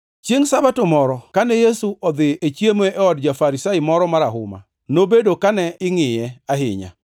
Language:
Luo (Kenya and Tanzania)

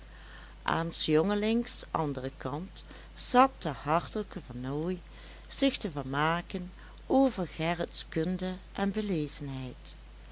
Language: Dutch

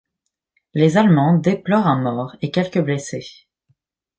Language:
French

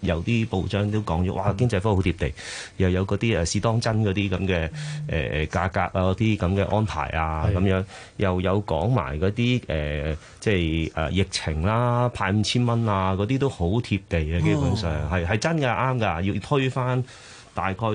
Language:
Chinese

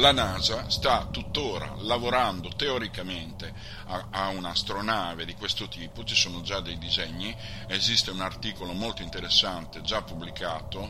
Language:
Italian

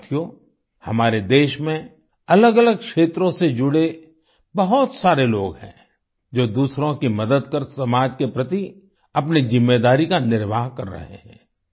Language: Hindi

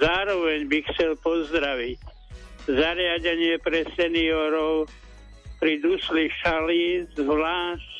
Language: Slovak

